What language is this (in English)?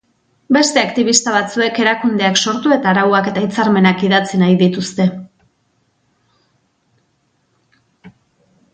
Basque